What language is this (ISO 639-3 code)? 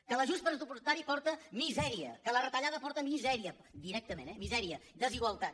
cat